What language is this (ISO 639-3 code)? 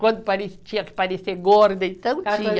por